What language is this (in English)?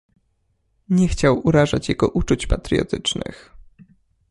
Polish